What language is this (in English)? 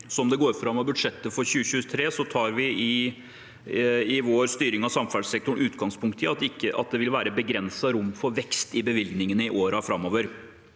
Norwegian